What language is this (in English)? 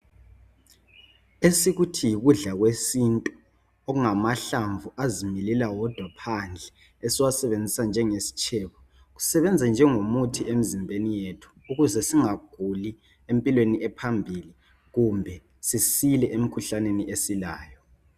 North Ndebele